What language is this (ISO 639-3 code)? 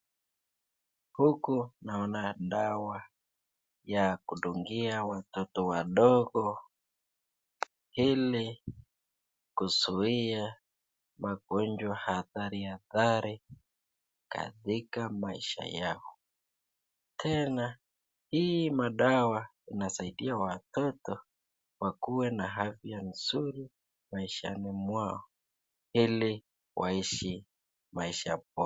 swa